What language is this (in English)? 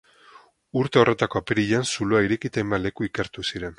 Basque